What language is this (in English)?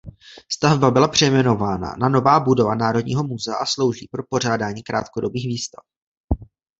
Czech